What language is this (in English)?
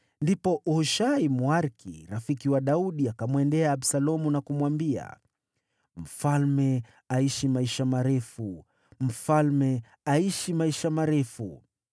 Swahili